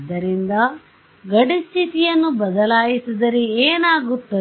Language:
Kannada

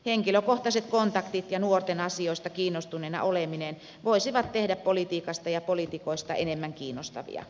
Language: Finnish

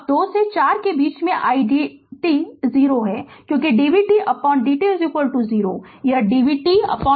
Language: Hindi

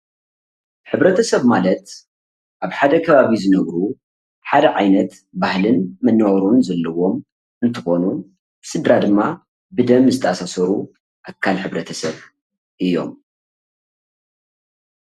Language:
Tigrinya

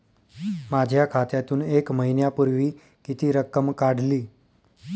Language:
Marathi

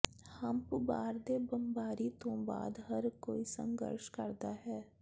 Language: Punjabi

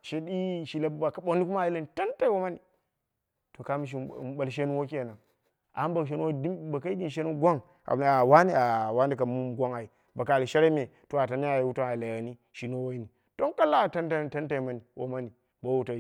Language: Dera (Nigeria)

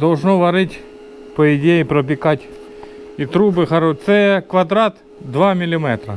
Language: Russian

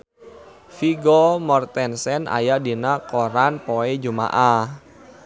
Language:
Sundanese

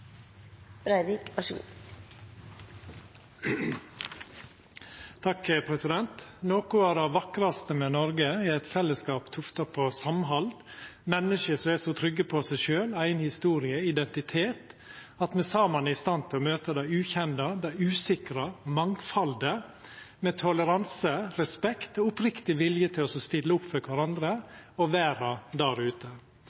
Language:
Norwegian Nynorsk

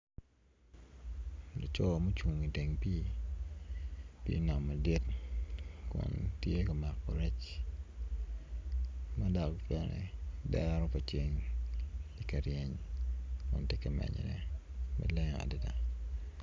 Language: Acoli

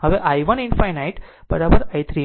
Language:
Gujarati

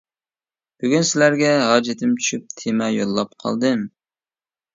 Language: Uyghur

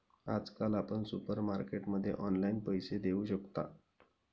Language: Marathi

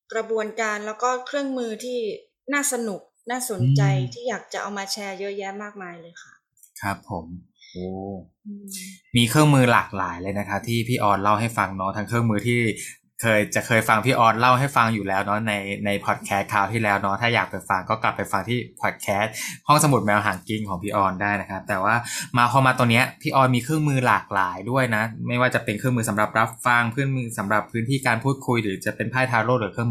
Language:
Thai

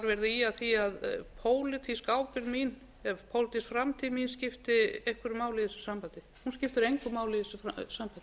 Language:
Icelandic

